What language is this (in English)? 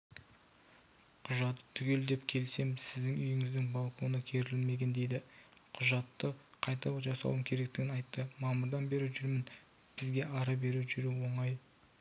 Kazakh